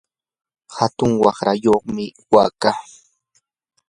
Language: Yanahuanca Pasco Quechua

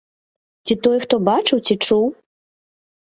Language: Belarusian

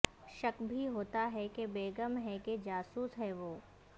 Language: Urdu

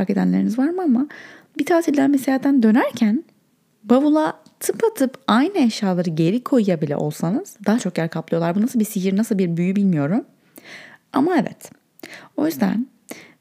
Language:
Turkish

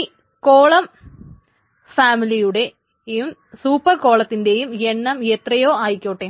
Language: Malayalam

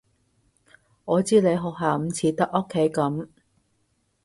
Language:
Cantonese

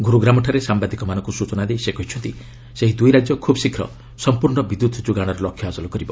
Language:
Odia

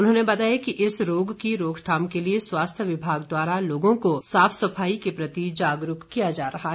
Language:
Hindi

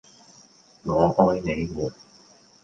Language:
Cantonese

